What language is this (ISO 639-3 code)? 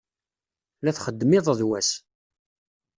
kab